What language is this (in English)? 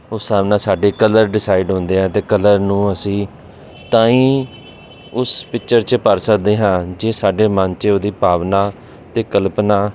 Punjabi